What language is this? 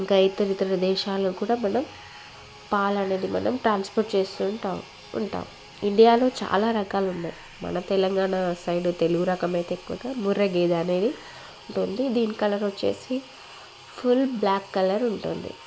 Telugu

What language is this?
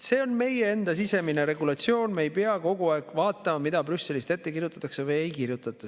Estonian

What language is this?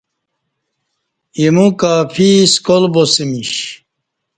Kati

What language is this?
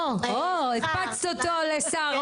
Hebrew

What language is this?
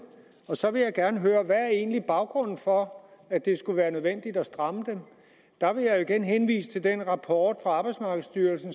Danish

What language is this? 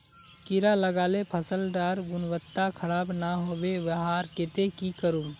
Magahi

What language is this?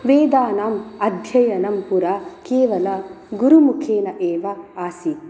Sanskrit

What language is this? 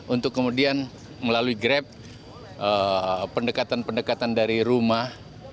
Indonesian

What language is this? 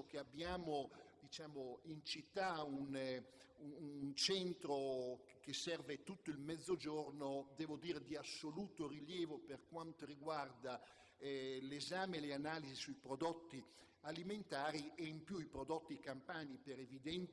Italian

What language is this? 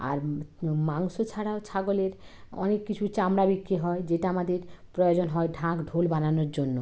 Bangla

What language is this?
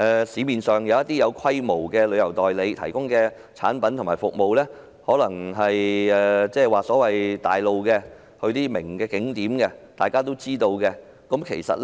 Cantonese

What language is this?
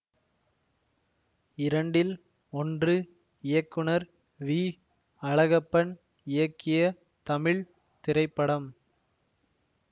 Tamil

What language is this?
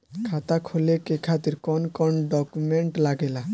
Bhojpuri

